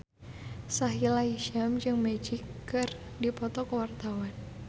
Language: Sundanese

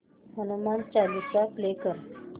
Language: Marathi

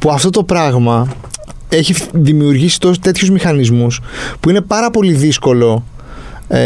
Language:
Greek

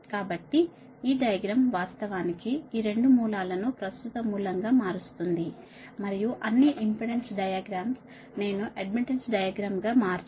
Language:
Telugu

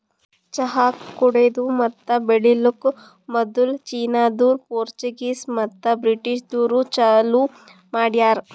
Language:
Kannada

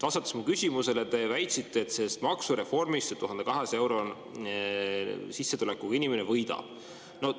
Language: Estonian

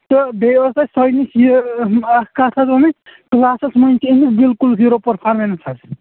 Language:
Kashmiri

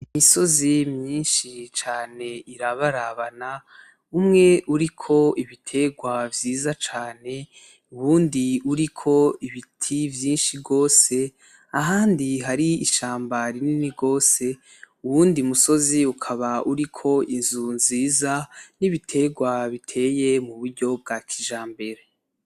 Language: Rundi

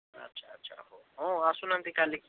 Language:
Odia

